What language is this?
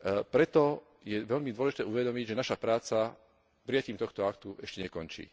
Slovak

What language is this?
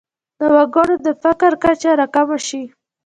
Pashto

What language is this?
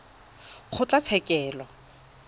Tswana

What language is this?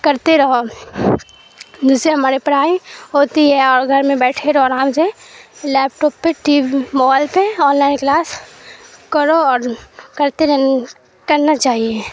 Urdu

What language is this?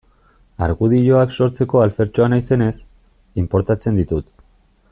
Basque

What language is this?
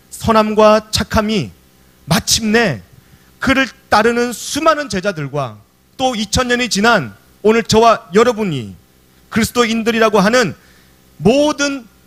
Korean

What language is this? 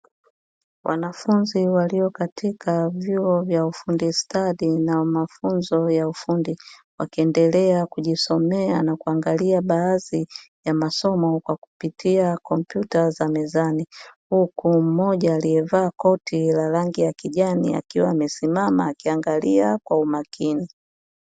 Swahili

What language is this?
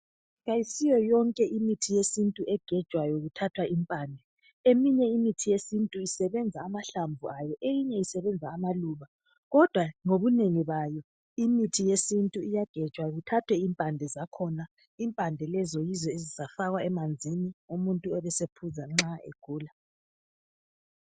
North Ndebele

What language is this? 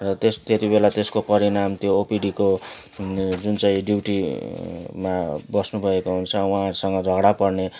Nepali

